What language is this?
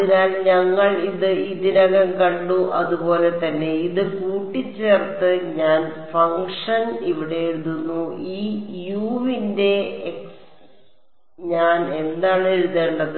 Malayalam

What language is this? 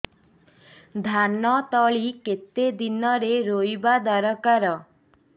Odia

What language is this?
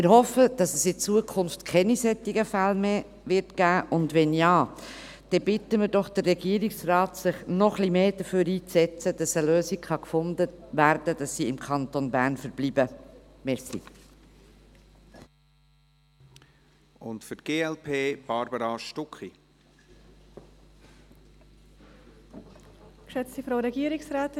Swiss German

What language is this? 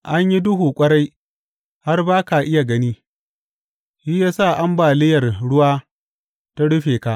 Hausa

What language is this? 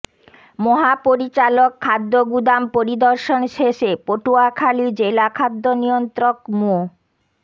Bangla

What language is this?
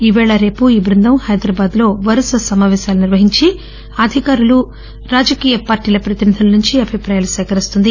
Telugu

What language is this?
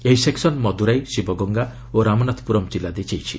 Odia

